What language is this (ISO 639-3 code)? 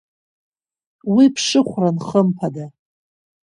abk